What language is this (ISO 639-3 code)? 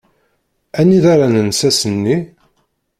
kab